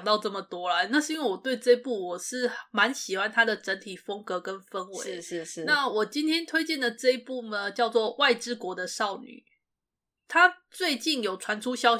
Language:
Chinese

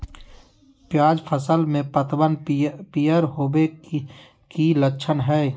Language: Magahi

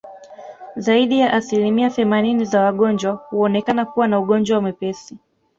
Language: Swahili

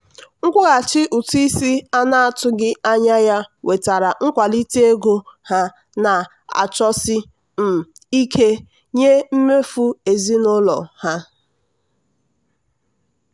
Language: Igbo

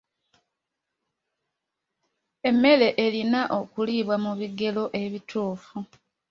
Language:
Ganda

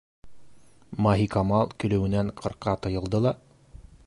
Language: Bashkir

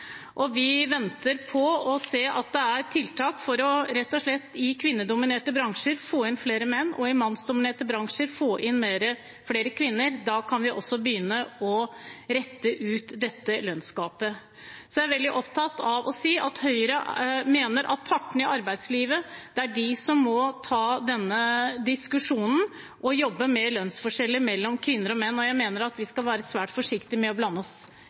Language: Norwegian Bokmål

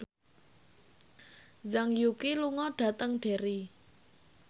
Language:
Javanese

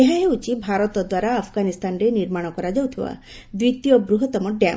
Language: Odia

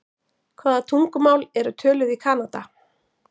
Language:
Icelandic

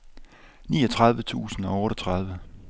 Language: Danish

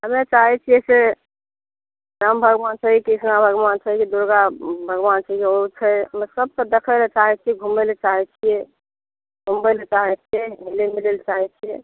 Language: Maithili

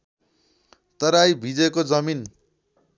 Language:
Nepali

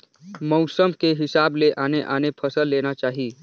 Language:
Chhattisgarhi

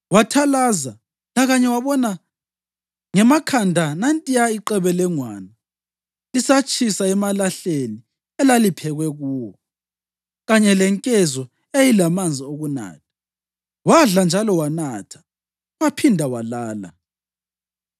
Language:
North Ndebele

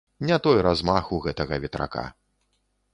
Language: Belarusian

